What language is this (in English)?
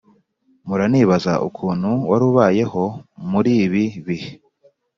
Kinyarwanda